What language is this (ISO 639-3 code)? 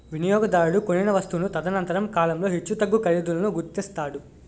tel